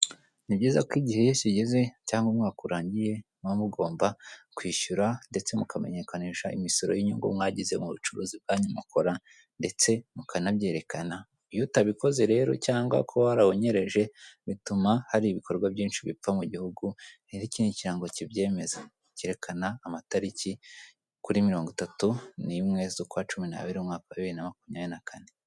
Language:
Kinyarwanda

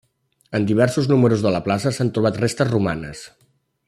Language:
Catalan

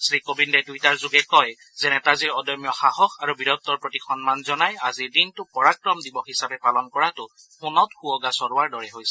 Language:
Assamese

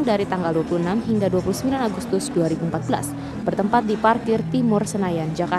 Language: Indonesian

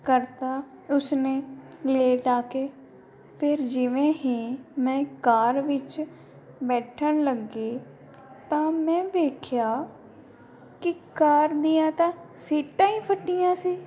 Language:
Punjabi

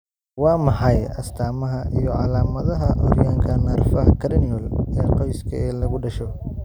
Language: Somali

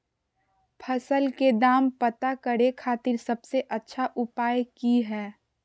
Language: Magahi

